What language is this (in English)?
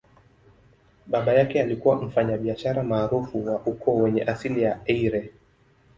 Swahili